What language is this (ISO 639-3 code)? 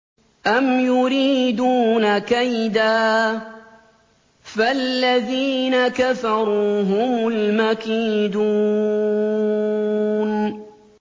ara